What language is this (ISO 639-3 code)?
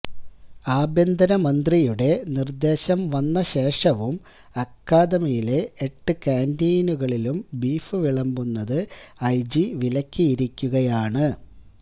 mal